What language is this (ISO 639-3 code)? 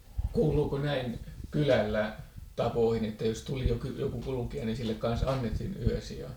fin